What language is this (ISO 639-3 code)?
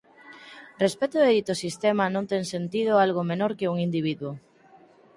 glg